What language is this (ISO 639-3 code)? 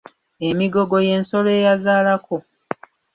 lug